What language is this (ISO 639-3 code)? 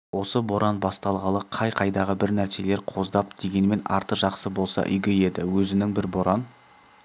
kaz